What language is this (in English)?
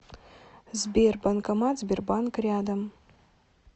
Russian